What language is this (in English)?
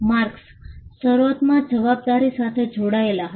Gujarati